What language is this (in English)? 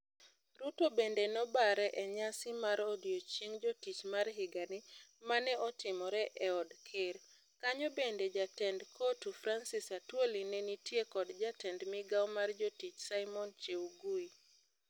Luo (Kenya and Tanzania)